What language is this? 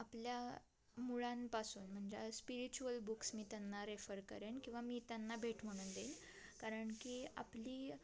Marathi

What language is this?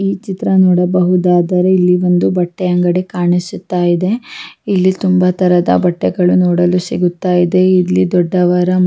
Kannada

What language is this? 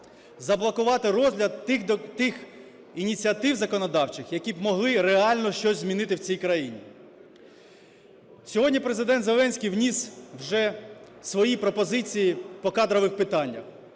Ukrainian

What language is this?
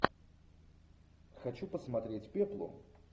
Russian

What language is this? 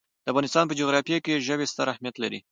Pashto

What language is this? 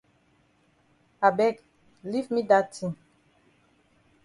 Cameroon Pidgin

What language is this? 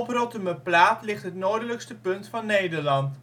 Dutch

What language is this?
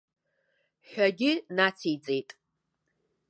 Abkhazian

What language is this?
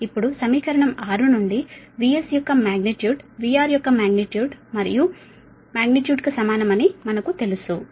Telugu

